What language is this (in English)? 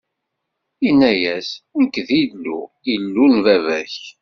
Kabyle